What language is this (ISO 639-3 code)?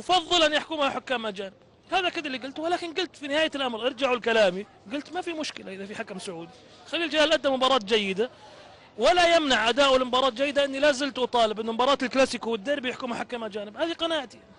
ara